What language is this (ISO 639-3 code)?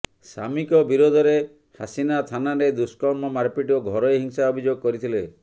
ori